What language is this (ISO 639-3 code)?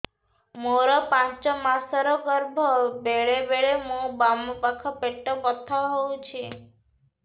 ori